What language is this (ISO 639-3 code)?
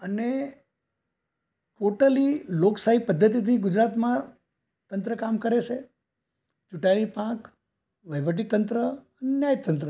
guj